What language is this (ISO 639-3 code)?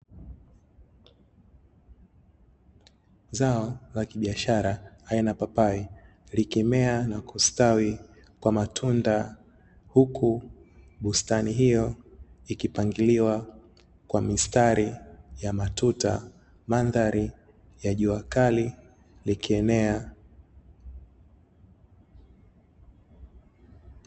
swa